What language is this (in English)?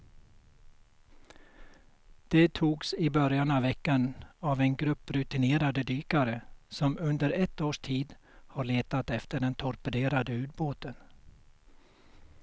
Swedish